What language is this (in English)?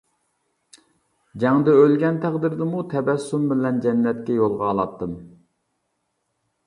Uyghur